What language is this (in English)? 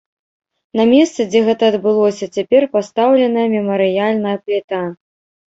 Belarusian